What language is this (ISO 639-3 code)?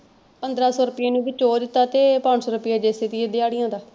pan